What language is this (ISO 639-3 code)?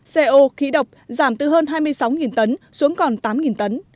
vie